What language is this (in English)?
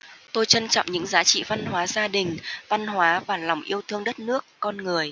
Vietnamese